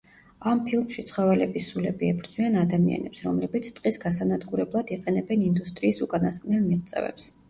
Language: Georgian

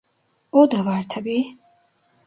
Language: Turkish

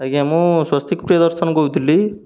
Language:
Odia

